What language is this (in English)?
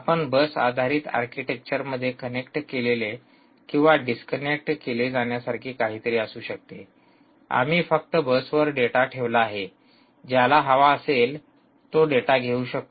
Marathi